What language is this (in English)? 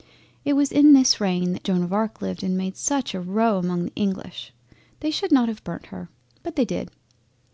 English